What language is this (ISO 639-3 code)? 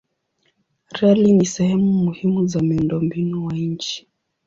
swa